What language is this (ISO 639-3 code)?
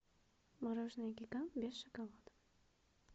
rus